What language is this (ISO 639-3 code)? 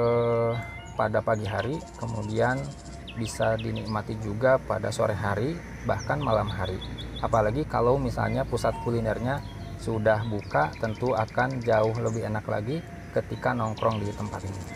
ind